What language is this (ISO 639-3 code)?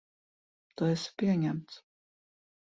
lav